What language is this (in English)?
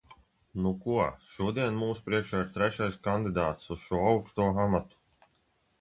Latvian